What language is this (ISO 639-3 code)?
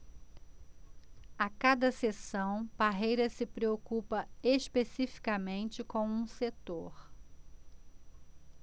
por